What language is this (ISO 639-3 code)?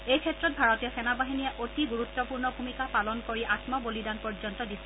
asm